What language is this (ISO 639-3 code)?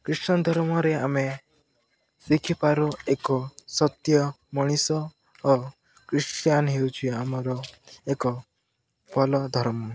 ori